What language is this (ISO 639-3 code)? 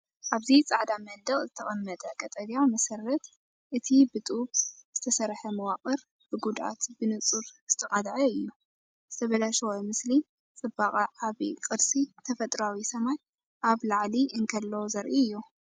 tir